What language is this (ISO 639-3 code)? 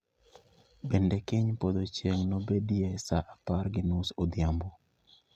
luo